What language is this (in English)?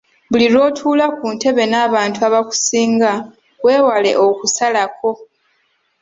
Ganda